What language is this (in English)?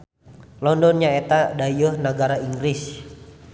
Sundanese